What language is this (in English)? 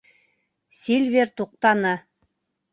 Bashkir